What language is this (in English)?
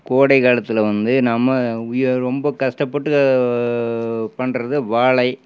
Tamil